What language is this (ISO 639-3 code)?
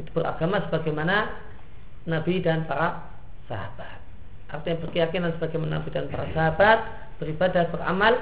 ind